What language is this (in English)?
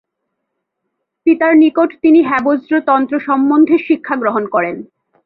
Bangla